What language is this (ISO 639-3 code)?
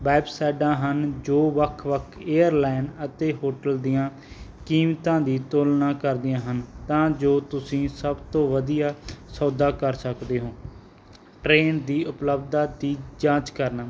pan